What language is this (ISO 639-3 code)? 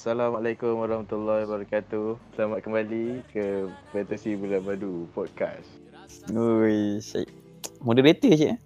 msa